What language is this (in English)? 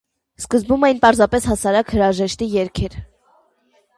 Armenian